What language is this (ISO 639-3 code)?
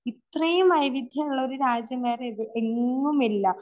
mal